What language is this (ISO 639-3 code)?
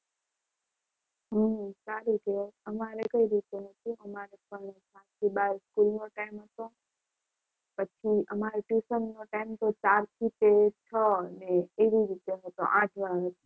guj